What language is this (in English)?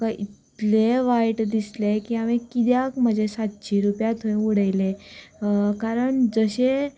Konkani